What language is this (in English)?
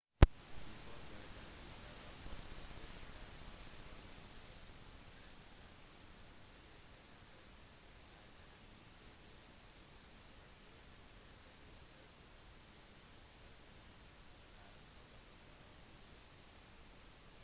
Norwegian Bokmål